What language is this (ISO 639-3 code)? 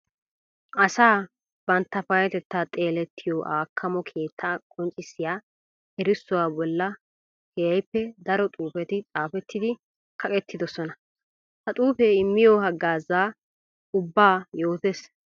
wal